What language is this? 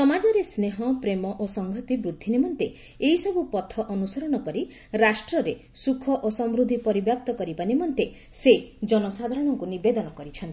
Odia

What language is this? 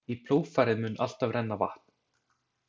Icelandic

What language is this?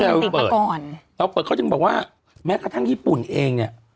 Thai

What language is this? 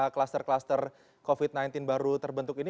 Indonesian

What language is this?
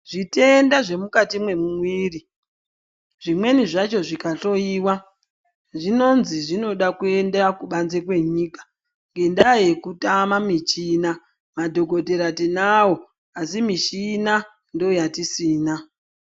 Ndau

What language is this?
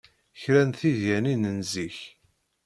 Kabyle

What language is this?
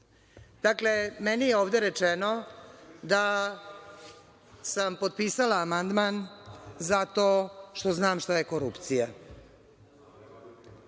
Serbian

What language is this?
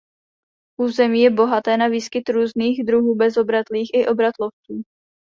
Czech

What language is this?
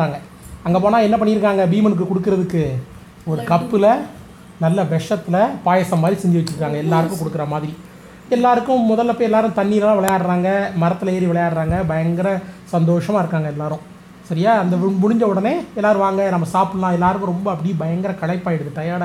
Tamil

